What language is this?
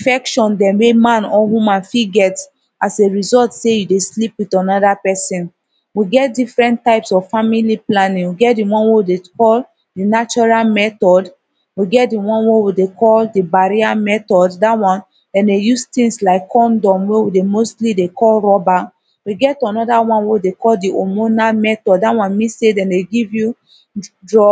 Nigerian Pidgin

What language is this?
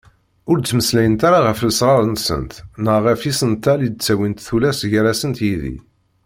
Kabyle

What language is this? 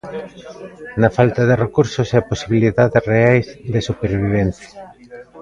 Galician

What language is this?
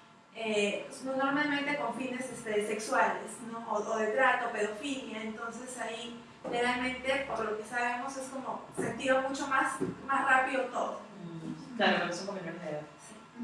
Spanish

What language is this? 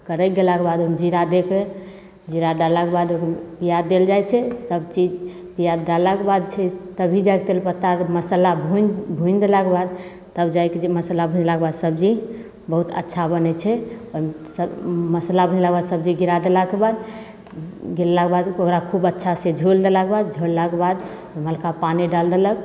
Maithili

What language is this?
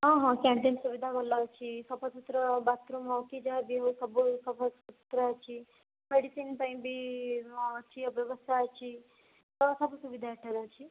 Odia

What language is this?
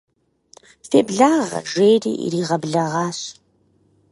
Kabardian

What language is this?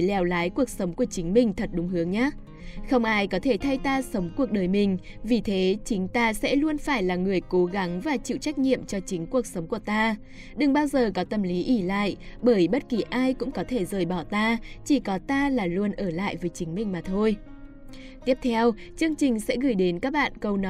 Vietnamese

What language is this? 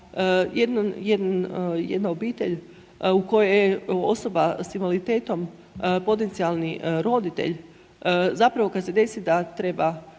Croatian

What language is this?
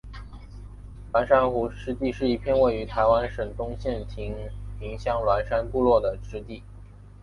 Chinese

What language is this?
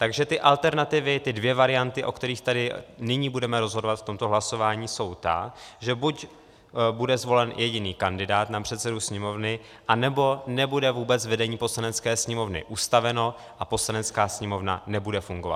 Czech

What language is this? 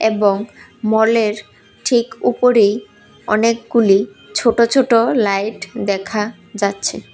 Bangla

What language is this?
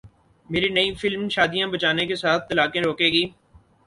Urdu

